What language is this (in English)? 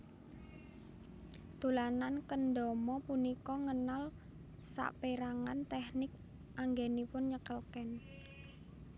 Javanese